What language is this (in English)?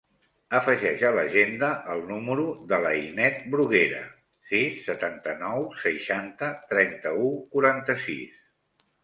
Catalan